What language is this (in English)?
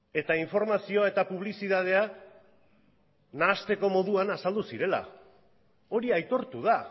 Basque